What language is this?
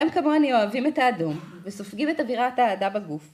Hebrew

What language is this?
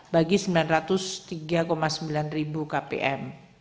Indonesian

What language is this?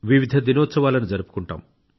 Telugu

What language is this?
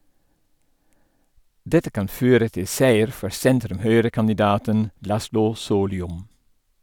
Norwegian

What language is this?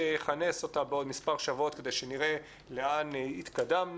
Hebrew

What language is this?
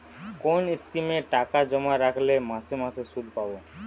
Bangla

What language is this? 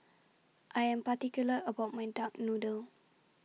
English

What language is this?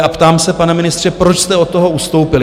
Czech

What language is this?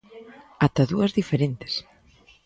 Galician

